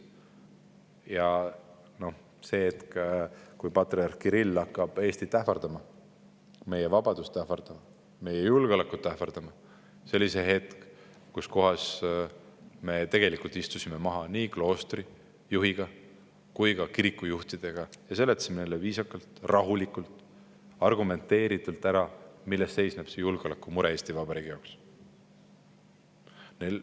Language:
Estonian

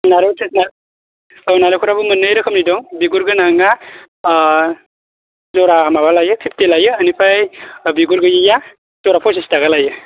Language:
Bodo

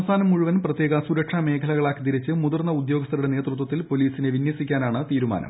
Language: Malayalam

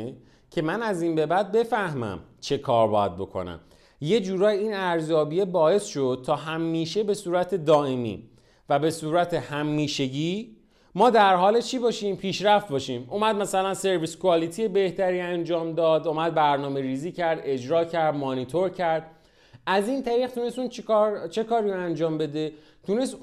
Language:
Persian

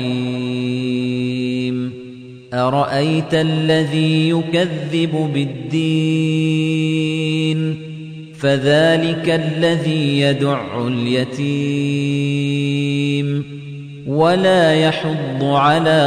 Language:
Arabic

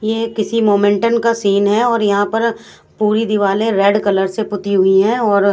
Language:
Hindi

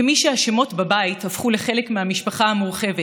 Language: Hebrew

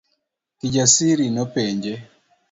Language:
Luo (Kenya and Tanzania)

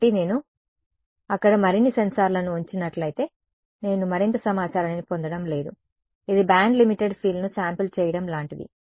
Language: Telugu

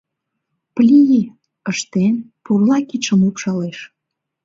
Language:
Mari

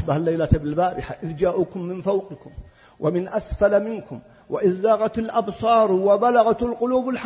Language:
Arabic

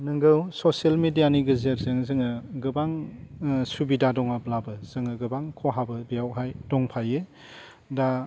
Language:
Bodo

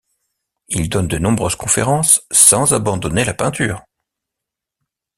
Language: French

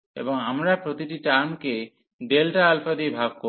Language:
Bangla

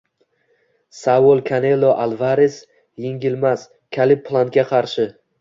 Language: Uzbek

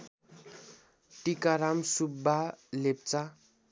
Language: Nepali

